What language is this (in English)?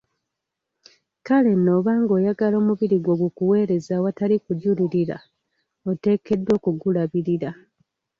Ganda